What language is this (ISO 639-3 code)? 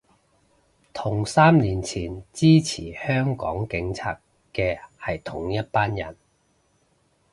yue